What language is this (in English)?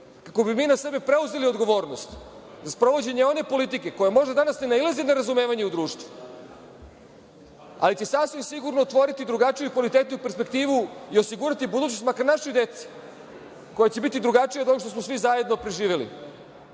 Serbian